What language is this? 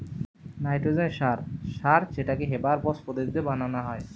Bangla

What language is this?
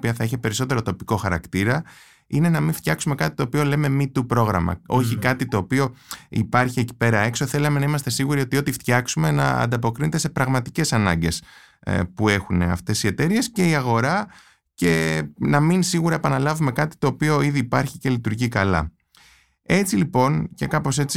Greek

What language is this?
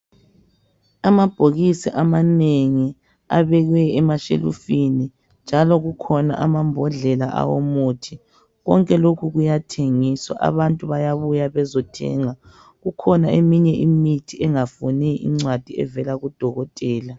North Ndebele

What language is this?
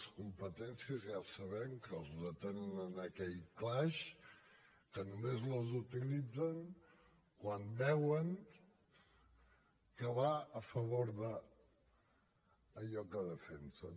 Catalan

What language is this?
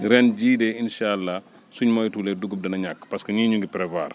Wolof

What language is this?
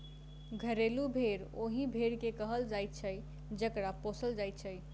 Maithili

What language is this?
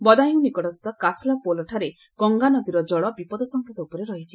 Odia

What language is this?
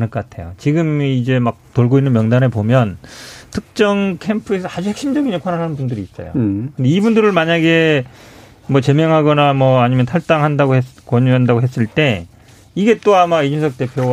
Korean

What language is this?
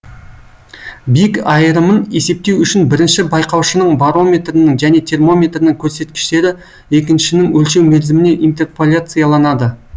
Kazakh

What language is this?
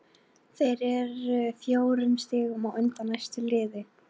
Icelandic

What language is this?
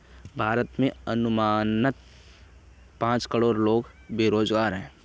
Hindi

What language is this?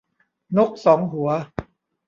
Thai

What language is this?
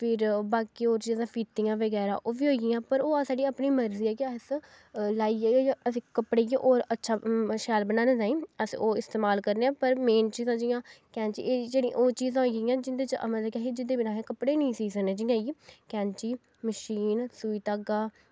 Dogri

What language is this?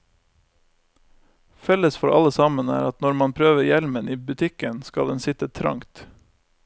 Norwegian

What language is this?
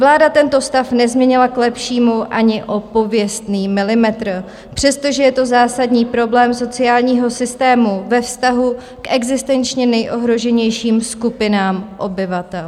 Czech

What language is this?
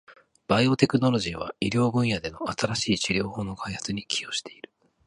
Japanese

